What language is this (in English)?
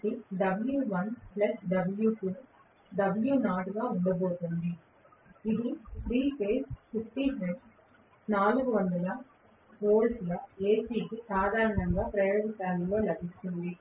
Telugu